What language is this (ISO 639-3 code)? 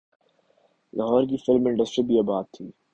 urd